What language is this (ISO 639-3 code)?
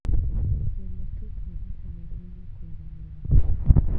kik